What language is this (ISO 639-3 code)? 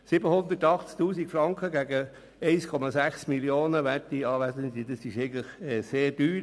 gsw